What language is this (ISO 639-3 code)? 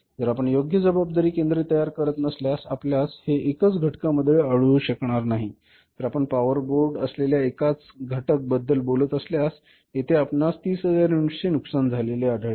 mar